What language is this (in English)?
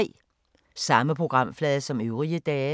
Danish